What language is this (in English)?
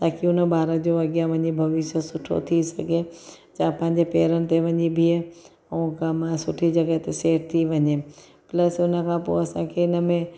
Sindhi